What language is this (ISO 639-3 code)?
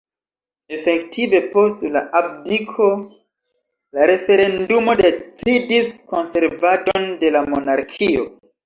epo